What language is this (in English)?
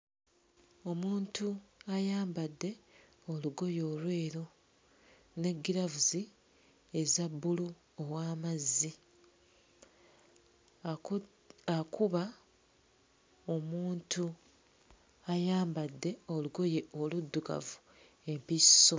Ganda